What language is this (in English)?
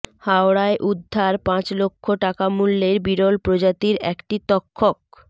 Bangla